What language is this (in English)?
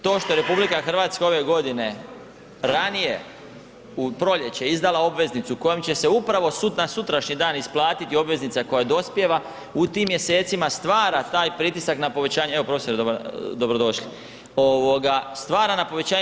Croatian